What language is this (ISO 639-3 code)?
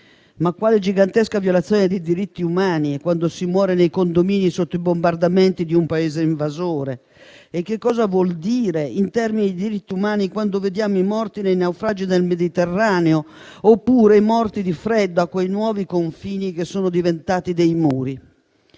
ita